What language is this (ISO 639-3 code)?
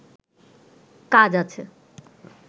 ben